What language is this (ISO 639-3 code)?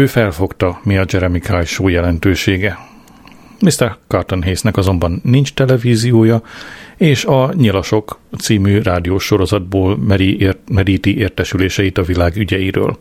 hun